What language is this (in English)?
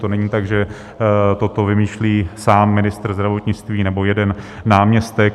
Czech